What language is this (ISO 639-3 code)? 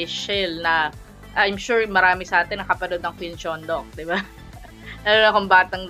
fil